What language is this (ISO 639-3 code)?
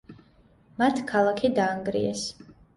kat